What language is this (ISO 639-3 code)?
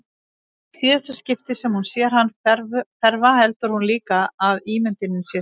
isl